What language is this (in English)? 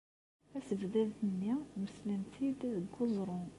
Kabyle